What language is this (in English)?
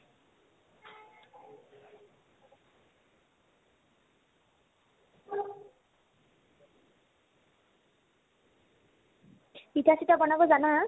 Assamese